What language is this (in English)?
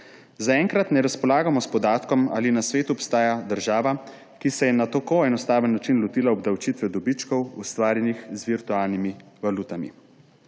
Slovenian